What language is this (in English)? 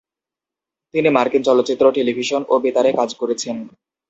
Bangla